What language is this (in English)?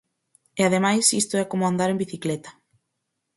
Galician